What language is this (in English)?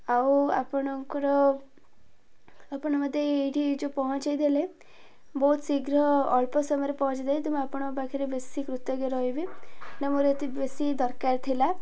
Odia